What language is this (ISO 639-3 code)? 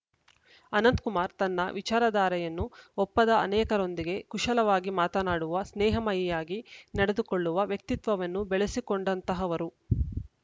kan